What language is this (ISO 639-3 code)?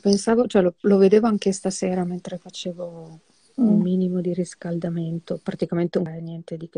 ita